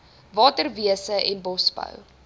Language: Afrikaans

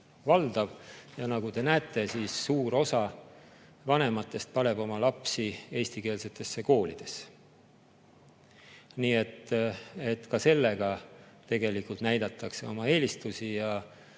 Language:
Estonian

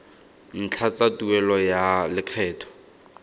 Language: Tswana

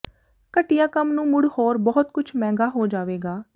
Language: Punjabi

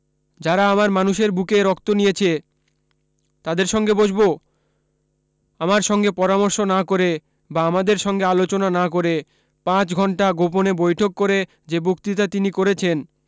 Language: Bangla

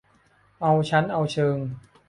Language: Thai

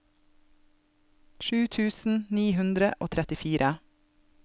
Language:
Norwegian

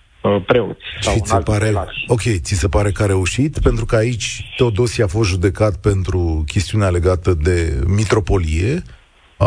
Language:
Romanian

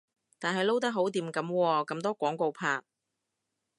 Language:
Cantonese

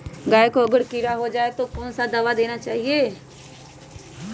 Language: Magahi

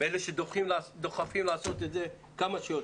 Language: Hebrew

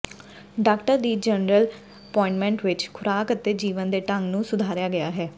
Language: Punjabi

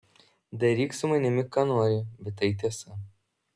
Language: Lithuanian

